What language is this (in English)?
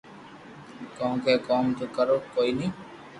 Loarki